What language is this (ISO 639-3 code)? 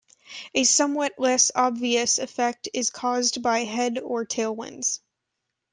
eng